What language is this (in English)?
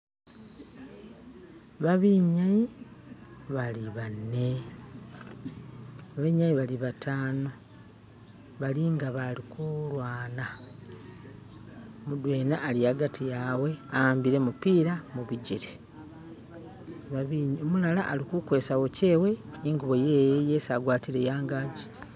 Masaaba